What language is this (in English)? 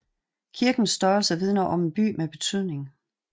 Danish